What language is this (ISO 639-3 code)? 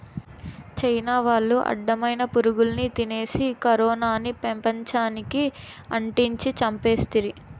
tel